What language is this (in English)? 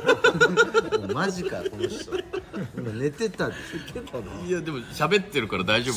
Japanese